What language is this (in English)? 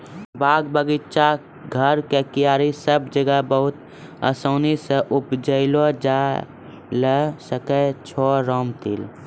Maithili